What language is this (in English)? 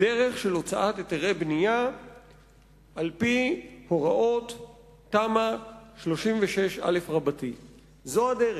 Hebrew